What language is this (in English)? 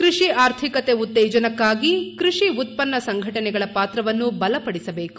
Kannada